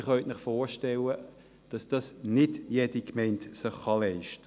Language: Swiss German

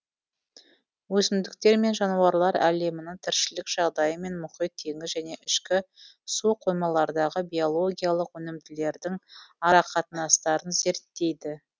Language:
Kazakh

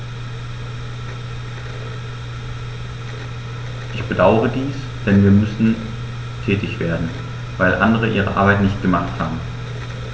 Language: German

